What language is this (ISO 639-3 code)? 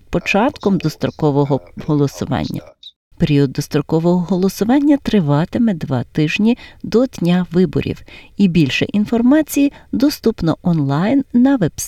ukr